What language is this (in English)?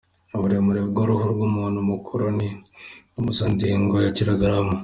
Kinyarwanda